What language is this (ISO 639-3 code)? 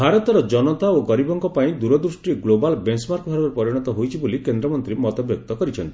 ori